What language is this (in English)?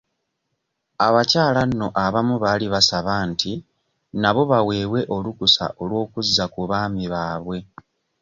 Ganda